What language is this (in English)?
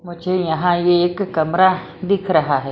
Hindi